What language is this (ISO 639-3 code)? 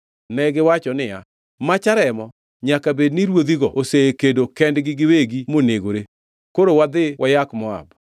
luo